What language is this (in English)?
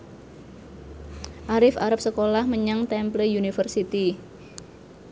Javanese